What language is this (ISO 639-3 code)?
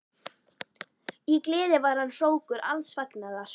isl